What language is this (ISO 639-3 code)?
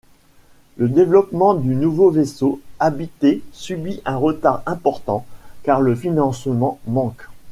fra